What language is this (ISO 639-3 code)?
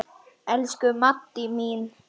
isl